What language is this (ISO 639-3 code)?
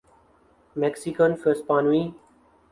urd